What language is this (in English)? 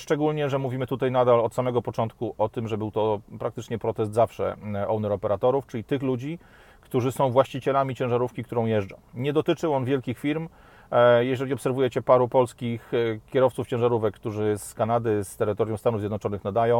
Polish